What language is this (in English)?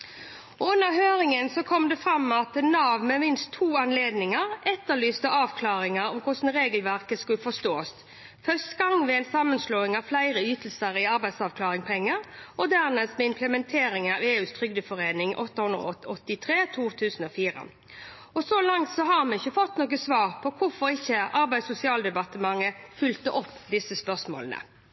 Norwegian Bokmål